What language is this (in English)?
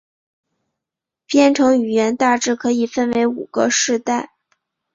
Chinese